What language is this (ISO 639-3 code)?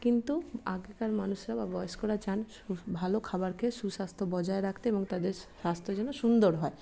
ben